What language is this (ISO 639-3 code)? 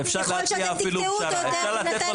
heb